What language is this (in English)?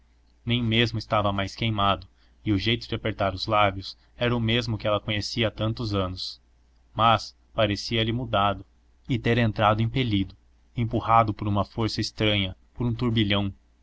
Portuguese